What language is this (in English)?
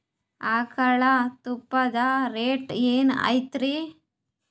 Kannada